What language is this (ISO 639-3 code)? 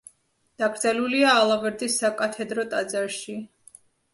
kat